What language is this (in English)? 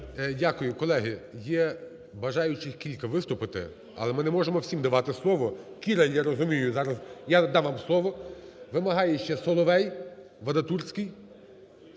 Ukrainian